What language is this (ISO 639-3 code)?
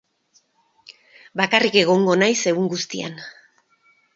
eus